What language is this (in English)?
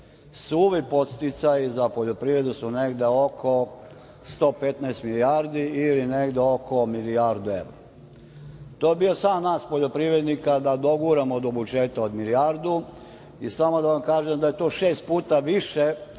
Serbian